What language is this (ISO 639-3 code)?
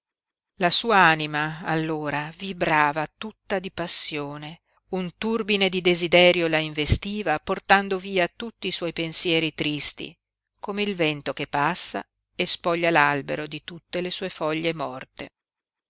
ita